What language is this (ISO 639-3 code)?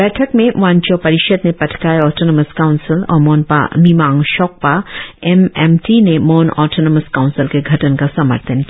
hin